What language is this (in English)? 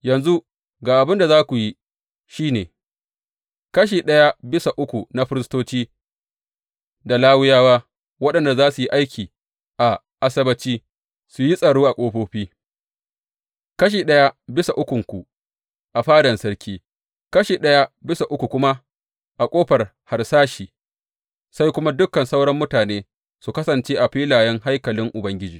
Hausa